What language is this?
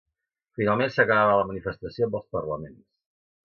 Catalan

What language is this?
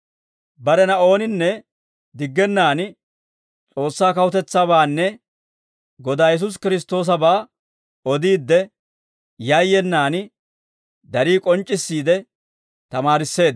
Dawro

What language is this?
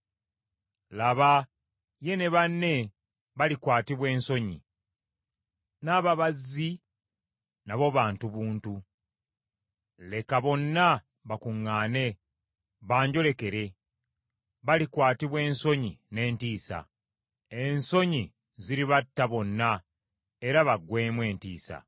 Ganda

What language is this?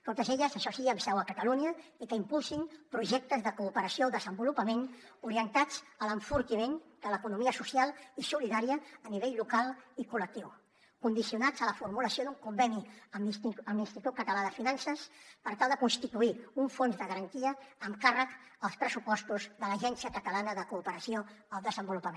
Catalan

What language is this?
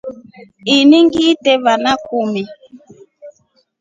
Rombo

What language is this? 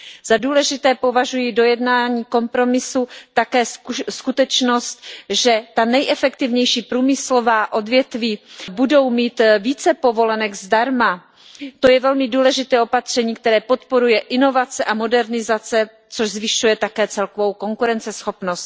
Czech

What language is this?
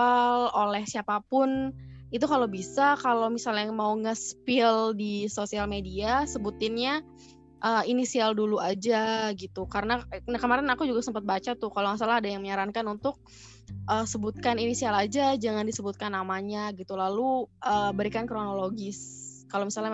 Indonesian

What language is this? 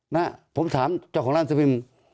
Thai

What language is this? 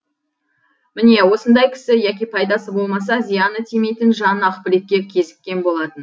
Kazakh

